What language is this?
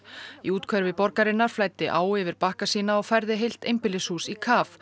Icelandic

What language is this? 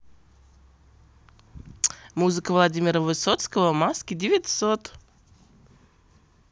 Russian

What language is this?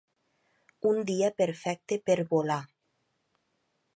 Catalan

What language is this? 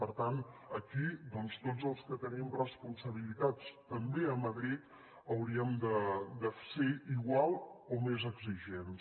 Catalan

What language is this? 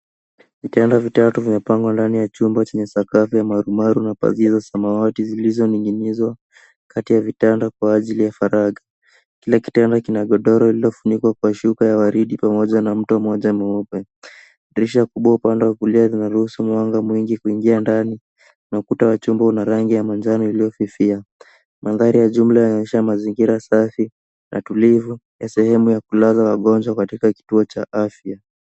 Swahili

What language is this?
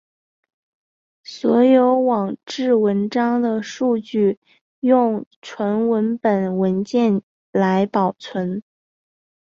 Chinese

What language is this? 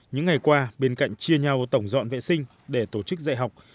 Vietnamese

